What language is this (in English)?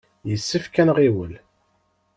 Kabyle